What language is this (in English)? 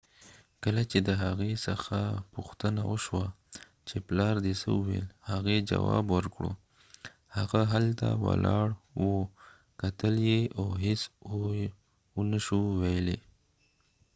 Pashto